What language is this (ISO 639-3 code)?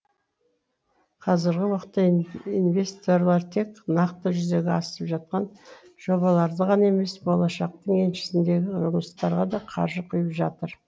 kaz